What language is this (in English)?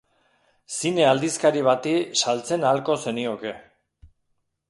Basque